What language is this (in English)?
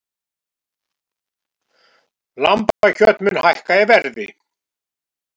Icelandic